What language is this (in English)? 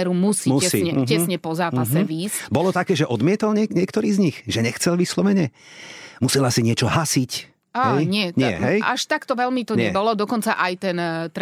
Slovak